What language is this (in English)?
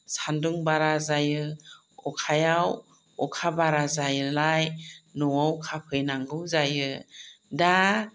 Bodo